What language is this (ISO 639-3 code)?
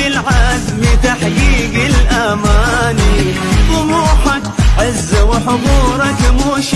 ara